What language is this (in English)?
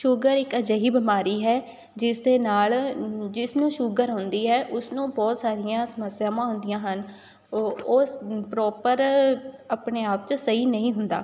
Punjabi